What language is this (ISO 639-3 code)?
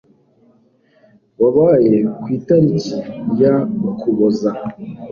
kin